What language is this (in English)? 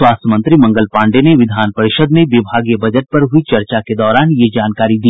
Hindi